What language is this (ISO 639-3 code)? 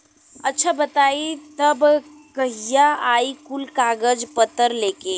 bho